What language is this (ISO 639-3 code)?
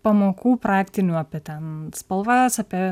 lit